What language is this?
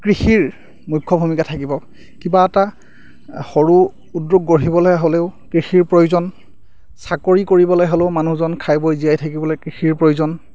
Assamese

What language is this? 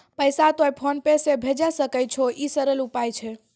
Maithili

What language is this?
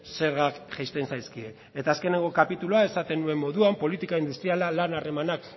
Basque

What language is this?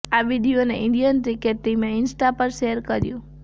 Gujarati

